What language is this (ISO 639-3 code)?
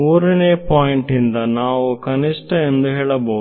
kan